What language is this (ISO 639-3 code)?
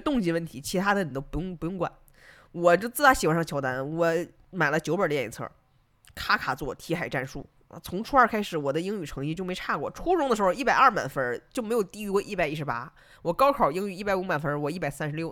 zho